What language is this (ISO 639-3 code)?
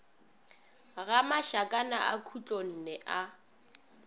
nso